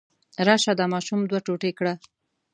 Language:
Pashto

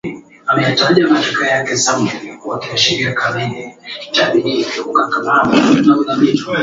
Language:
Swahili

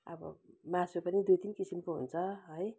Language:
Nepali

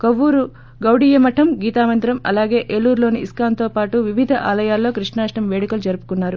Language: Telugu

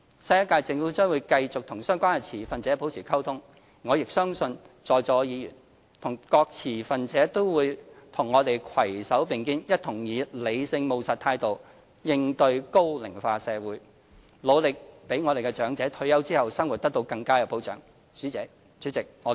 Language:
Cantonese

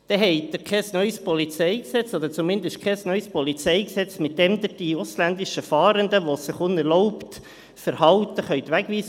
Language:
Swiss German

